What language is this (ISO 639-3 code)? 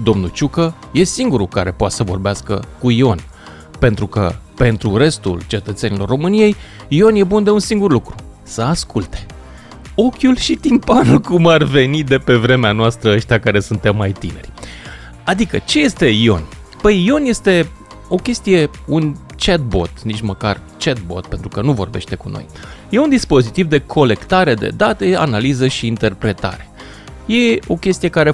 ron